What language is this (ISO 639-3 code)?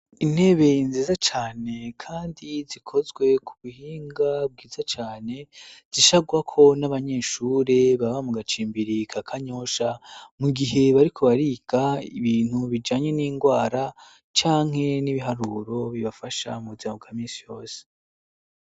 run